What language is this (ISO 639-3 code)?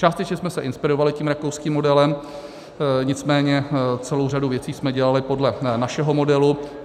ces